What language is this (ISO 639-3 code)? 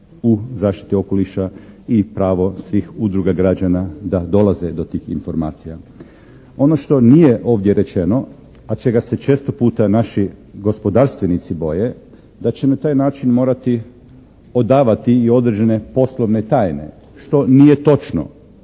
hrv